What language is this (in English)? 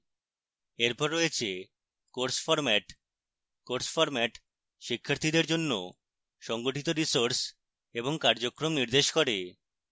Bangla